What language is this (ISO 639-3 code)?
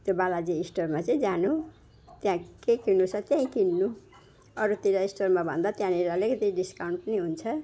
nep